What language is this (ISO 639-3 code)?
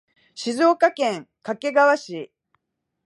jpn